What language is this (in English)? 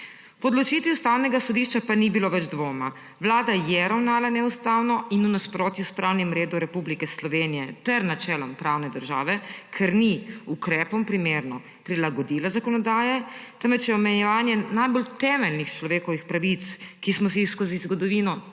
Slovenian